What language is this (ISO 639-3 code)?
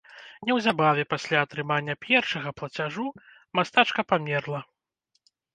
bel